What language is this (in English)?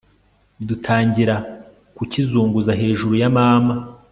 Kinyarwanda